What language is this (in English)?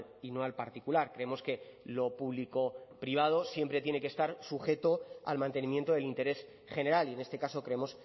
Spanish